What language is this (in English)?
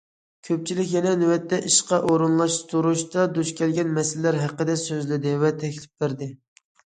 Uyghur